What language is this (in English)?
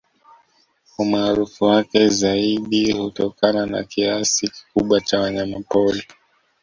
Swahili